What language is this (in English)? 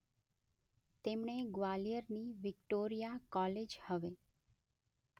Gujarati